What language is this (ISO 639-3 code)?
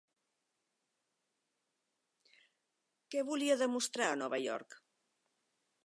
cat